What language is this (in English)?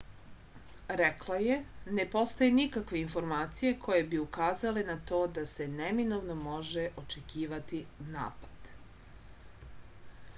Serbian